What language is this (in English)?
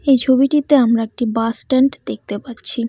Bangla